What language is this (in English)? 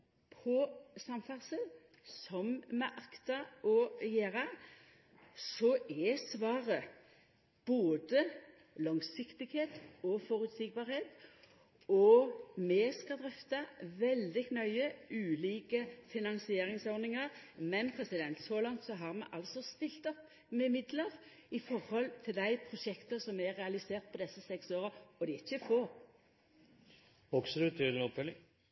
Norwegian Nynorsk